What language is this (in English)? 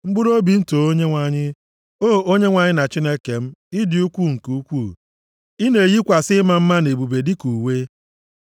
Igbo